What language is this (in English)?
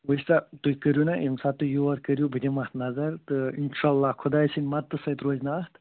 Kashmiri